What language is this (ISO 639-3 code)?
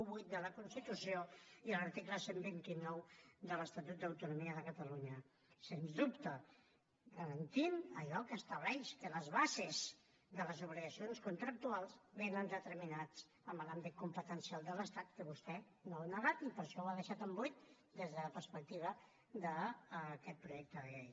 cat